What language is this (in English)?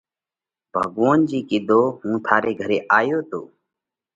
Parkari Koli